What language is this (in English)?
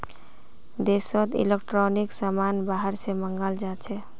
Magahi